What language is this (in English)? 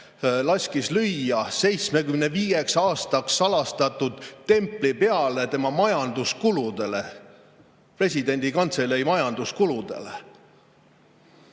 Estonian